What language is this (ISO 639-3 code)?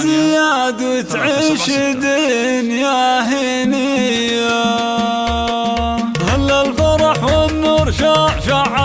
ara